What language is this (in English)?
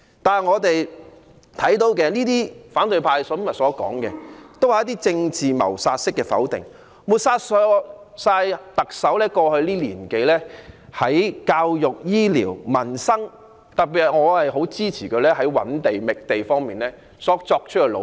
Cantonese